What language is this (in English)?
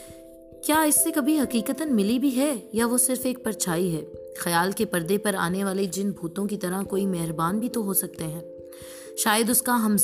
Urdu